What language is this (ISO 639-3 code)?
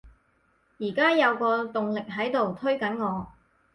yue